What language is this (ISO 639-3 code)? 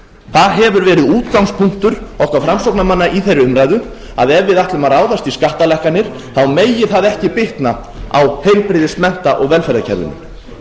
isl